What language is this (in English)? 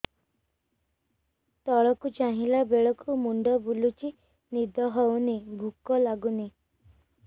Odia